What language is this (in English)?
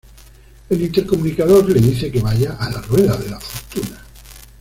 Spanish